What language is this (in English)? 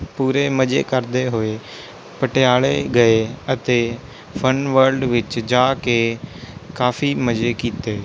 Punjabi